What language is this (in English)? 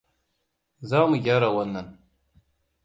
Hausa